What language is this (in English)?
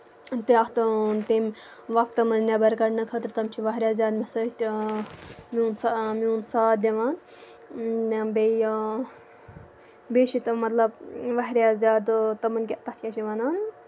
Kashmiri